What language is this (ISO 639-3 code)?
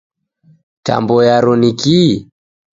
dav